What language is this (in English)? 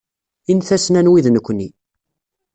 Kabyle